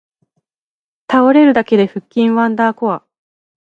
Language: Japanese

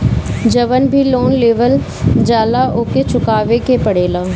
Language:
Bhojpuri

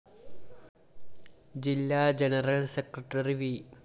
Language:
Malayalam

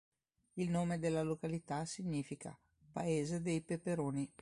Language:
Italian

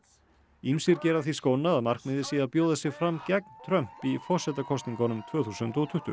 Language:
Icelandic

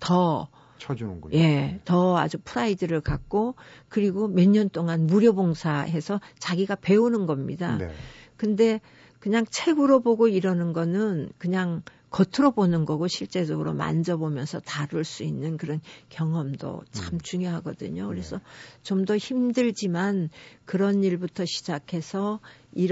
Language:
Korean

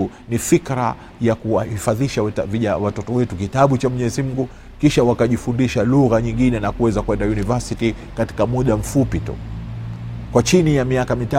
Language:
Swahili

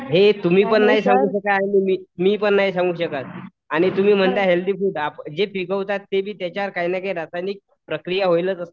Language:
Marathi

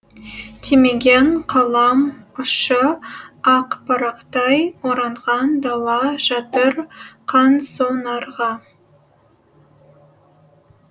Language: Kazakh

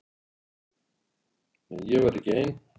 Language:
Icelandic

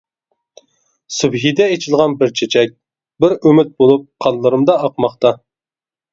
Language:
Uyghur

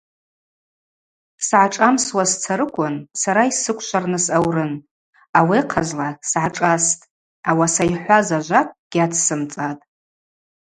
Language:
Abaza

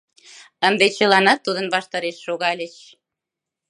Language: Mari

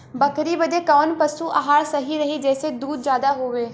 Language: Bhojpuri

